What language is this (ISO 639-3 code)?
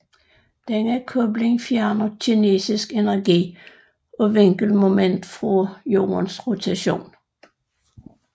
dan